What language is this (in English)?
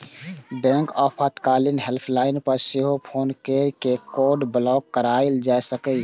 Maithili